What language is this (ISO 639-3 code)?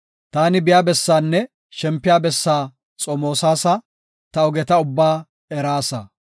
gof